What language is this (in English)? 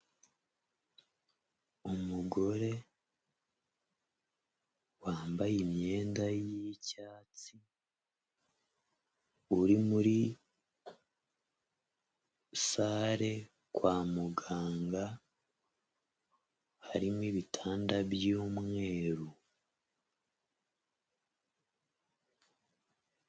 Kinyarwanda